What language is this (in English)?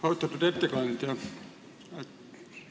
Estonian